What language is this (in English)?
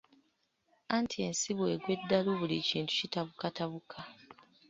Ganda